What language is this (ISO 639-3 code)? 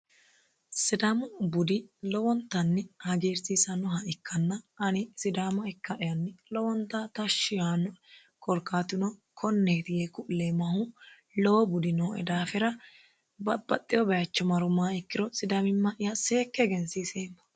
sid